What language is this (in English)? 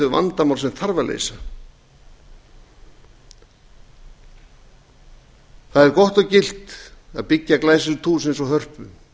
Icelandic